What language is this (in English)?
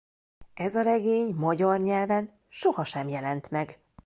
Hungarian